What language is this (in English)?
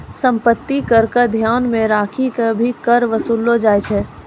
Maithili